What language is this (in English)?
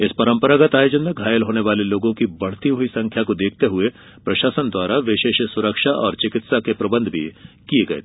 Hindi